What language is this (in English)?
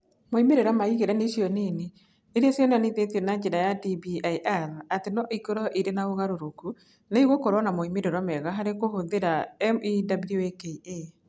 Kikuyu